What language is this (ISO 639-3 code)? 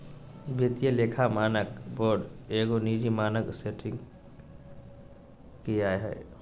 mag